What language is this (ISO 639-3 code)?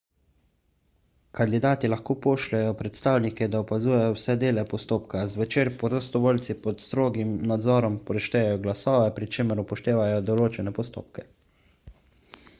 slv